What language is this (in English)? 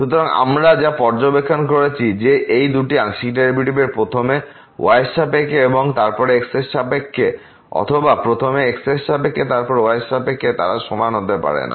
Bangla